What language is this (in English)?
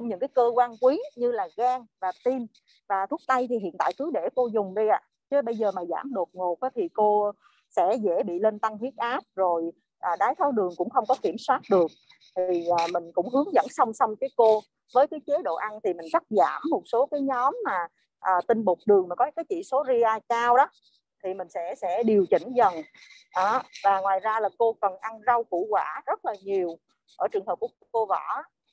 Vietnamese